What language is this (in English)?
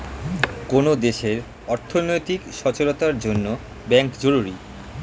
Bangla